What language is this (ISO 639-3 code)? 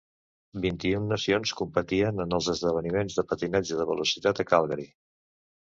cat